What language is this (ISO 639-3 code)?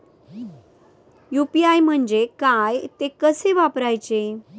mar